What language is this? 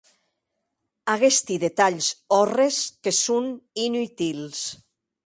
Occitan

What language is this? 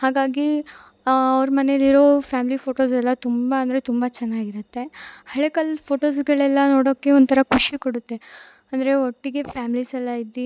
Kannada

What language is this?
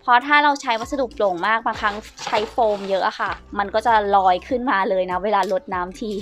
Thai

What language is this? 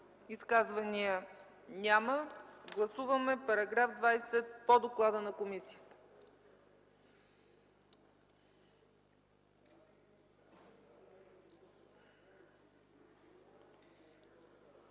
Bulgarian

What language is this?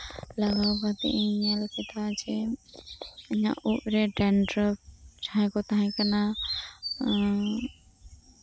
Santali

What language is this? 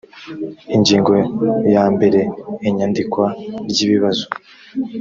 Kinyarwanda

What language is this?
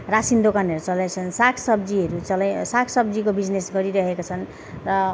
Nepali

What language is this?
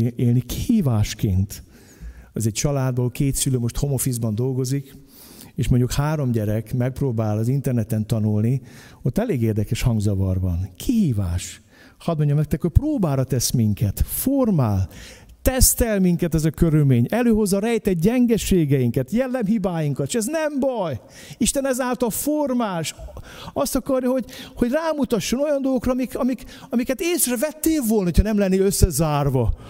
Hungarian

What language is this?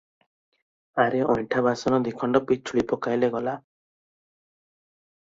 Odia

